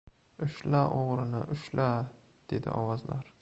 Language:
Uzbek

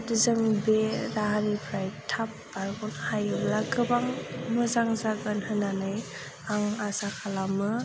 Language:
Bodo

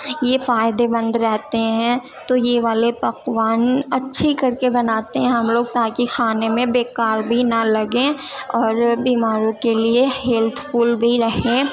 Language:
Urdu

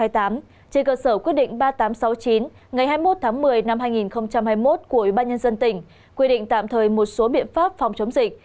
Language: Vietnamese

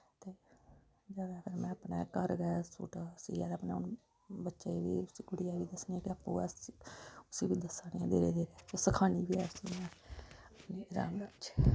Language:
Dogri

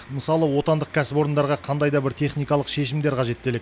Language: Kazakh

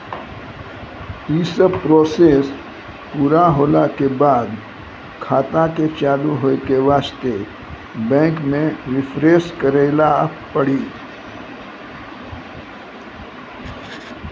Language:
Maithili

